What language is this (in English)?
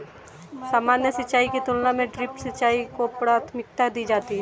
Hindi